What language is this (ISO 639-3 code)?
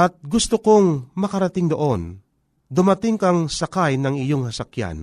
fil